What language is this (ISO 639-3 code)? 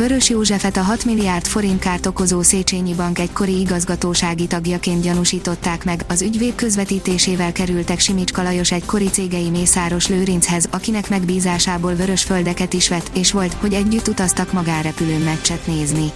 hun